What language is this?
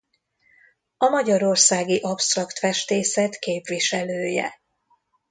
Hungarian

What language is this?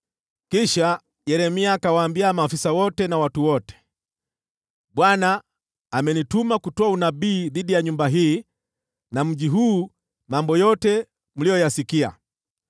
Swahili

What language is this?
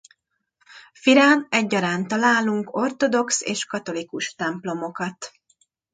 Hungarian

